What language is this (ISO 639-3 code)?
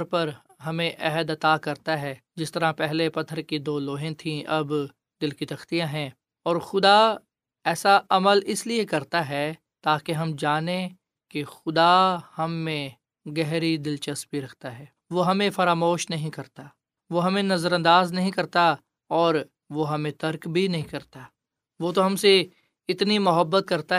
urd